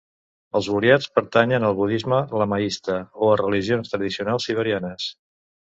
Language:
Catalan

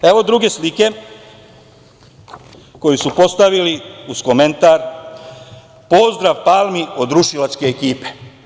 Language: Serbian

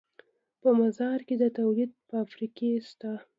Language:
Pashto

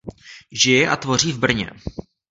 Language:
Czech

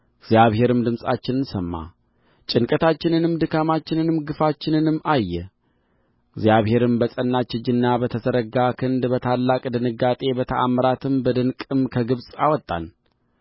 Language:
Amharic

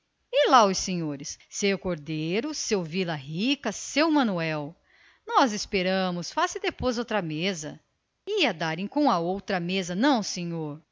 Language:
Portuguese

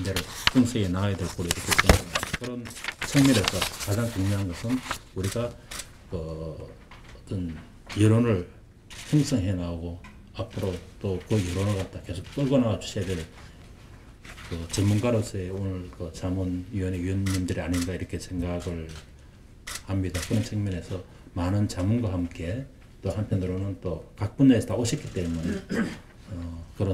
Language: Korean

